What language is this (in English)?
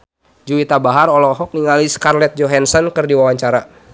Sundanese